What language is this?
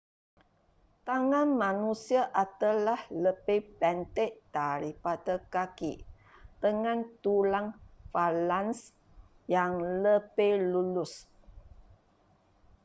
Malay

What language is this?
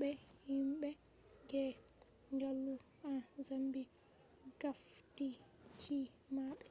Fula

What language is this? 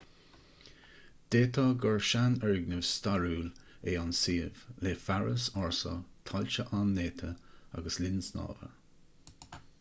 Irish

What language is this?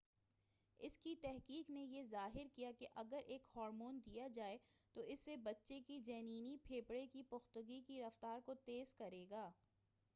Urdu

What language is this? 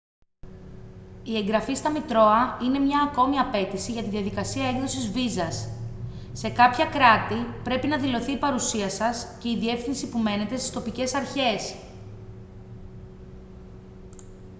Greek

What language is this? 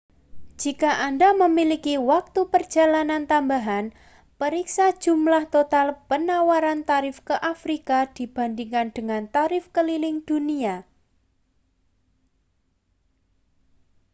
Indonesian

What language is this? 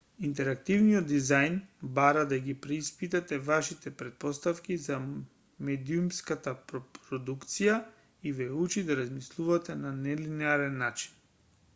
Macedonian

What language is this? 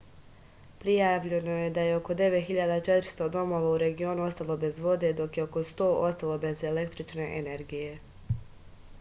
Serbian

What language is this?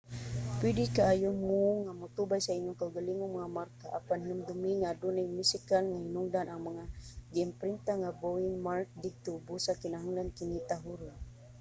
Cebuano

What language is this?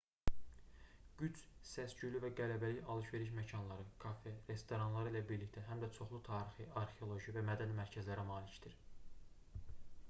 Azerbaijani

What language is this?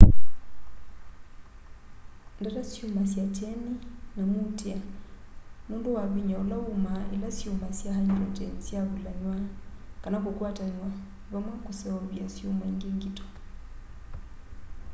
Kamba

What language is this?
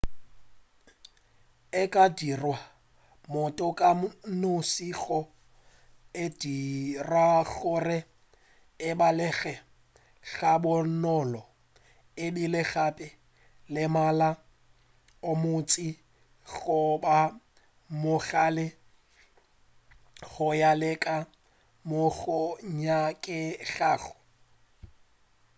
Northern Sotho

